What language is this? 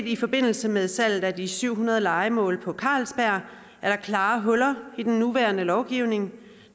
Danish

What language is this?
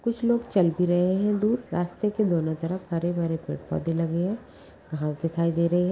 Magahi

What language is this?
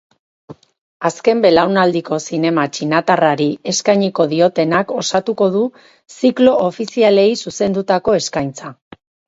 Basque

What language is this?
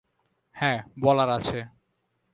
Bangla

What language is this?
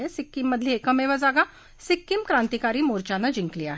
Marathi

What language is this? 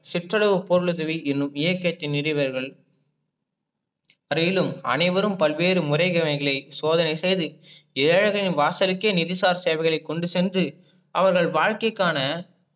Tamil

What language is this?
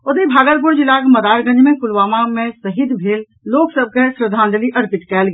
Maithili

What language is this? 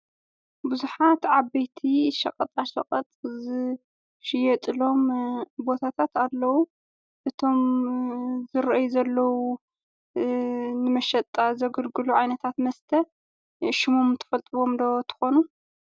Tigrinya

